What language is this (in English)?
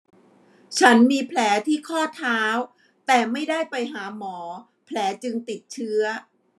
Thai